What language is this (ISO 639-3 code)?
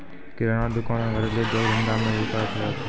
mai